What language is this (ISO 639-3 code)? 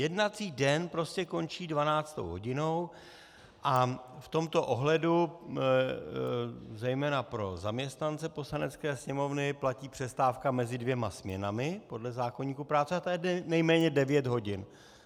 ces